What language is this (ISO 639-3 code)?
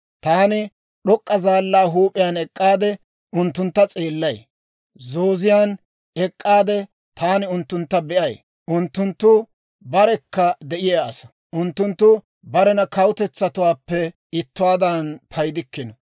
dwr